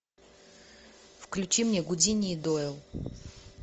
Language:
Russian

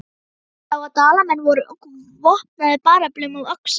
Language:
Icelandic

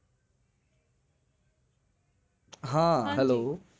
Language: Gujarati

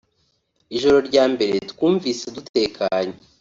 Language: Kinyarwanda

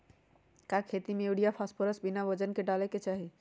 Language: Magahi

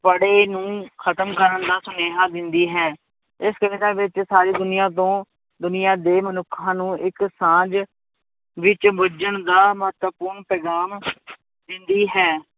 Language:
Punjabi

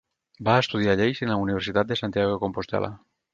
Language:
Catalan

